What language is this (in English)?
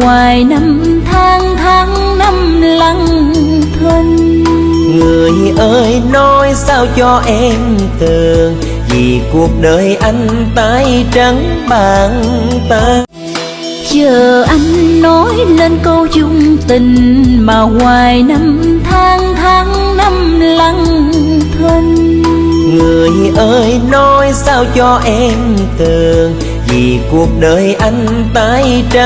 Vietnamese